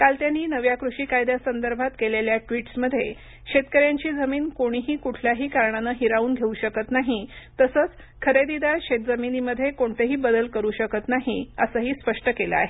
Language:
Marathi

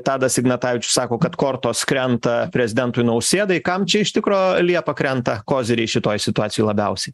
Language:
Lithuanian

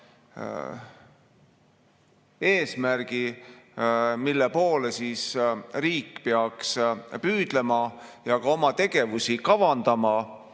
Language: Estonian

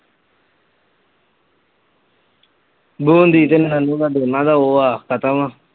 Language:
Punjabi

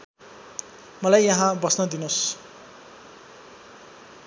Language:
Nepali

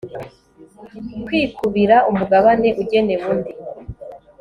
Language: Kinyarwanda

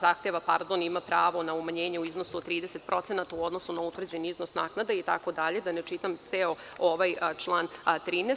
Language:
Serbian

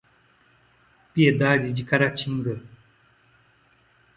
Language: Portuguese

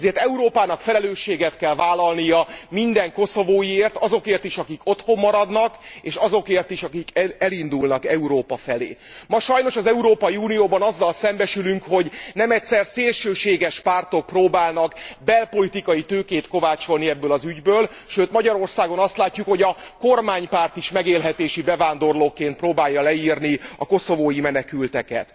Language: Hungarian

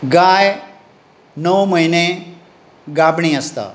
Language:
Konkani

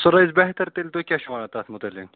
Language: Kashmiri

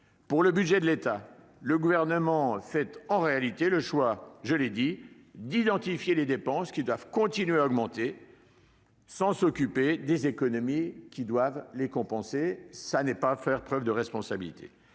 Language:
French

